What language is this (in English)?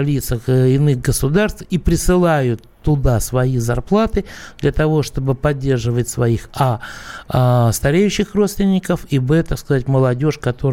Russian